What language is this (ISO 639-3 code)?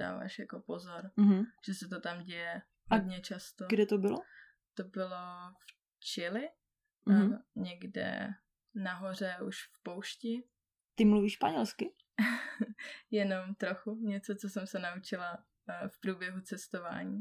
ces